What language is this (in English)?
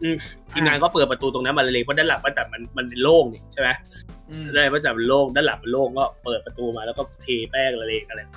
Thai